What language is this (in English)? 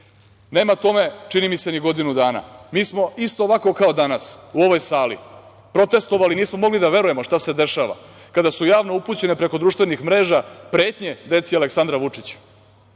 Serbian